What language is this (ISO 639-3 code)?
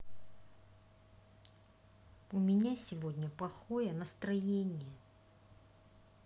rus